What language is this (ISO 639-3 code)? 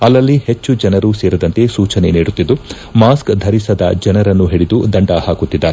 kan